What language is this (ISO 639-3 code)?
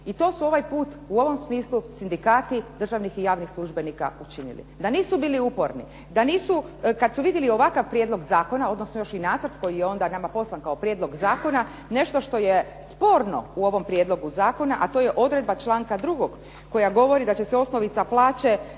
hrv